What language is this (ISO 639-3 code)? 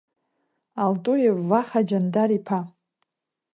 abk